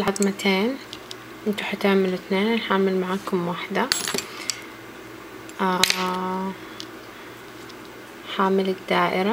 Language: Arabic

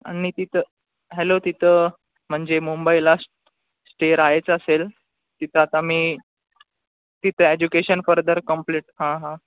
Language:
Marathi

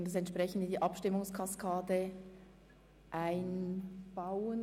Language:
Swiss German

